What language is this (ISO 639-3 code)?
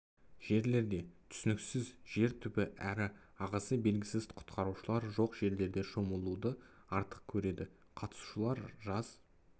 kaz